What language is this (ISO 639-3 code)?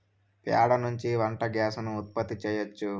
tel